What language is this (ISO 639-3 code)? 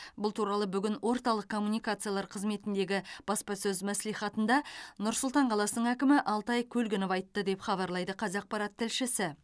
kaz